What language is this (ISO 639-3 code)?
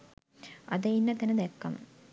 sin